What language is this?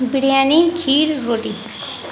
Urdu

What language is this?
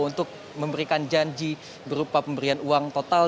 Indonesian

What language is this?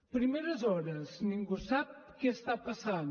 Catalan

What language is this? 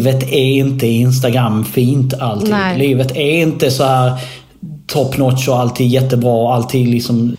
Swedish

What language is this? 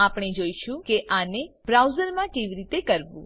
Gujarati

